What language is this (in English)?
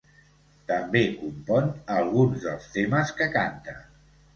Catalan